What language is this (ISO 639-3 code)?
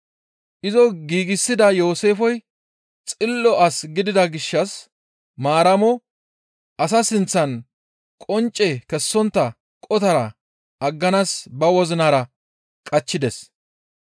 gmv